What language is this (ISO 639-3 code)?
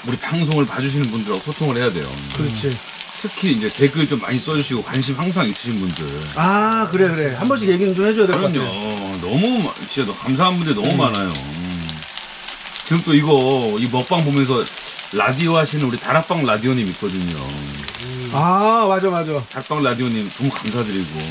kor